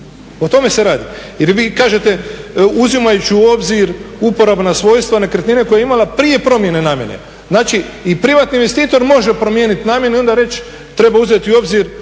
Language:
Croatian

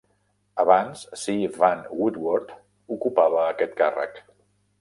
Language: Catalan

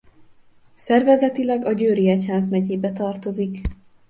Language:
Hungarian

